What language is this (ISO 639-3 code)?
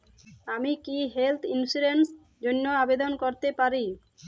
ben